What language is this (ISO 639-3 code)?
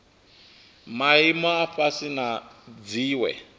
ven